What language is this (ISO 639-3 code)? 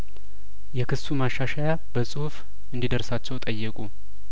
amh